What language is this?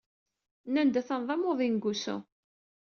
Kabyle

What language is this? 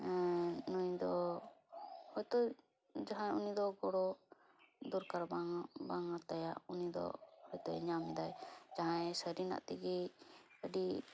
Santali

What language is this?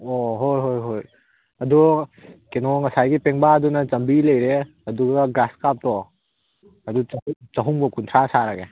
Manipuri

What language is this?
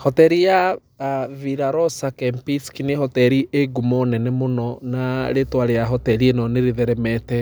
Kikuyu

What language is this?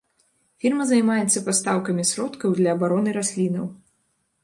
Belarusian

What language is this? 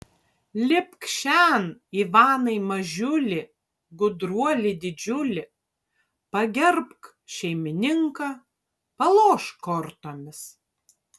Lithuanian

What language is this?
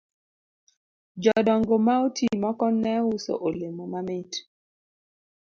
Luo (Kenya and Tanzania)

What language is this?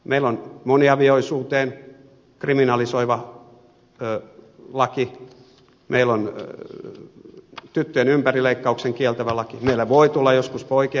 Finnish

